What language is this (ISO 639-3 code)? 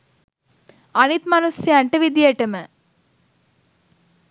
sin